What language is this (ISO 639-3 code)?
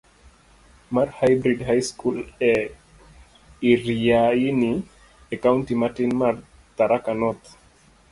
luo